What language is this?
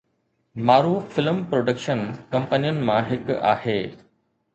Sindhi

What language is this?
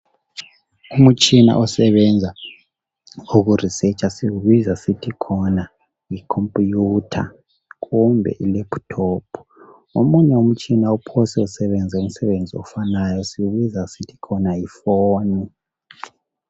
North Ndebele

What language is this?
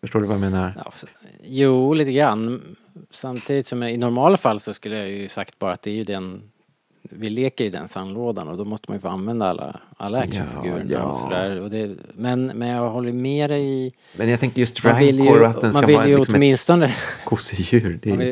Swedish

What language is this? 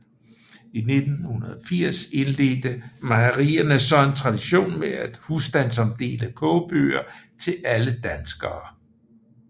Danish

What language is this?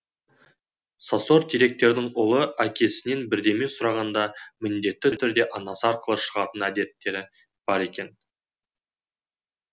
Kazakh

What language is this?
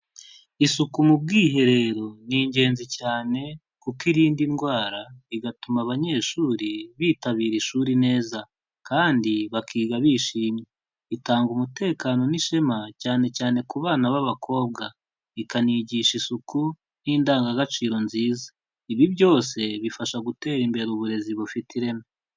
Kinyarwanda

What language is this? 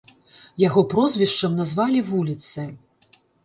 Belarusian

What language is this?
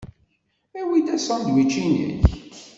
Kabyle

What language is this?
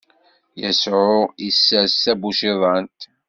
Kabyle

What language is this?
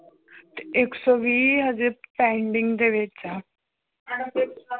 Punjabi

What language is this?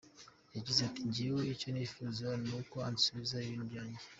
Kinyarwanda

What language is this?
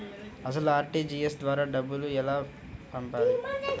Telugu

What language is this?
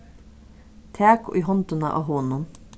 Faroese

